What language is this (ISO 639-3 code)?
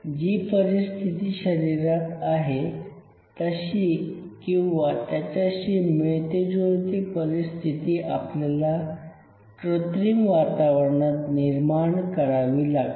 mar